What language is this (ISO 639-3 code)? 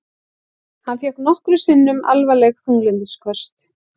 isl